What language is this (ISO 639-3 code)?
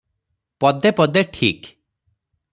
ori